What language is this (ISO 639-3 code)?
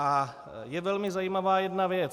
ces